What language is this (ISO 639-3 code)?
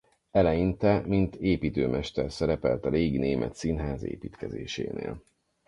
hun